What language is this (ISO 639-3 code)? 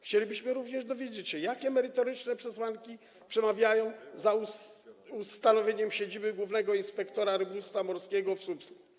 pol